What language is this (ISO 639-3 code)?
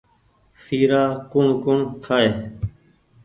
gig